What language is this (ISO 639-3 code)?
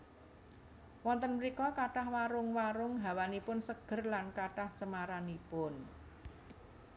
jav